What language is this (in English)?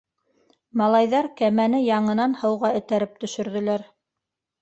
Bashkir